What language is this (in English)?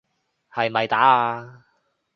Cantonese